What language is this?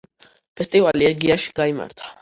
Georgian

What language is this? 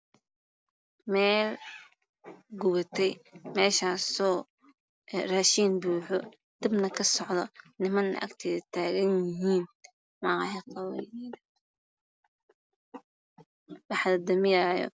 Somali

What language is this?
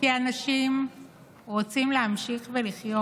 Hebrew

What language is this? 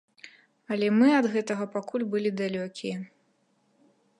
Belarusian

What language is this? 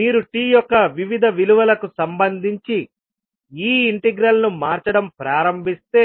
Telugu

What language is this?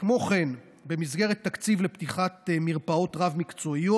Hebrew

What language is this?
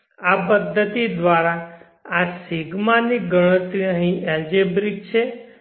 Gujarati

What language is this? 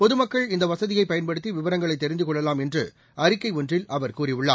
Tamil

